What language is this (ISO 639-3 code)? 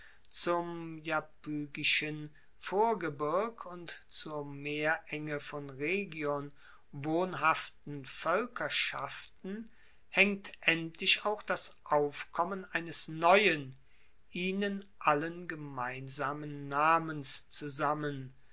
deu